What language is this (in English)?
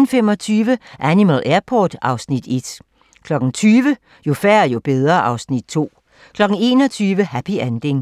Danish